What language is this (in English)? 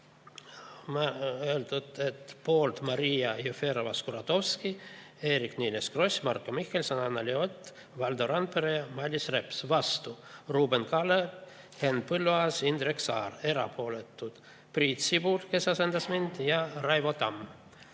Estonian